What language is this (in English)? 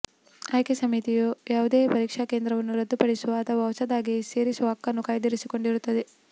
Kannada